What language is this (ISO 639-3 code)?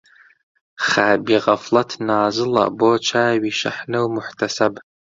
ckb